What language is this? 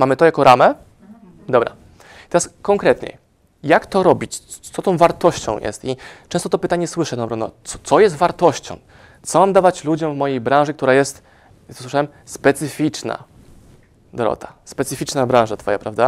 Polish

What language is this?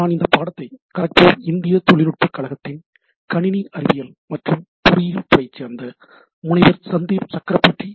Tamil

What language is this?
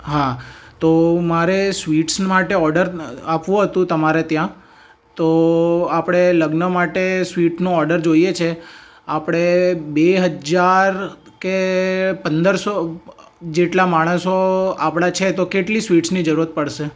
Gujarati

